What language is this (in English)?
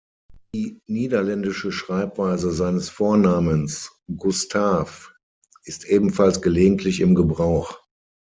German